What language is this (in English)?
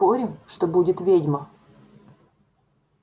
Russian